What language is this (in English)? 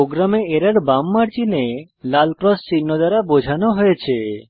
Bangla